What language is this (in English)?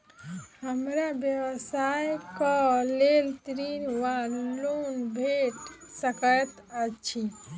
Maithili